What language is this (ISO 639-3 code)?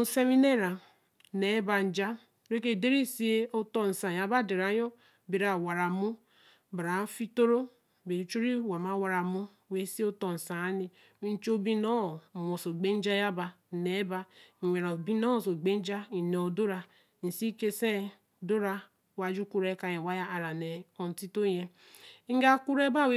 elm